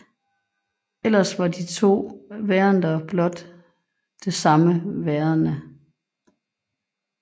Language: Danish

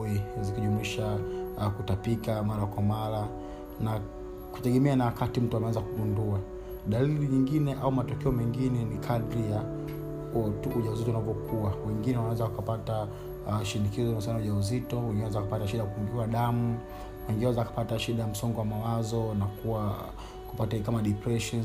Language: Swahili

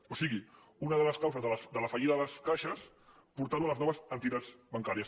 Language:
Catalan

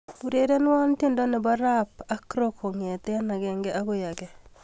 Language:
Kalenjin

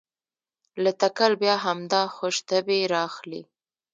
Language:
Pashto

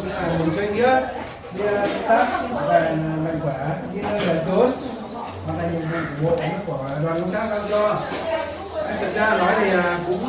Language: Vietnamese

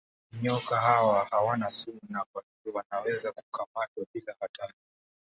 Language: Swahili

